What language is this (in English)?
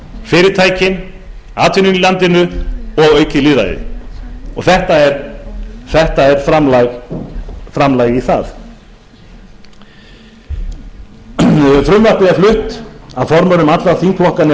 Icelandic